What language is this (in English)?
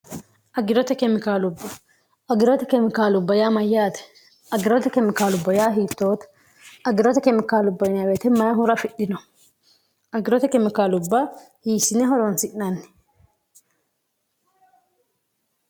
Sidamo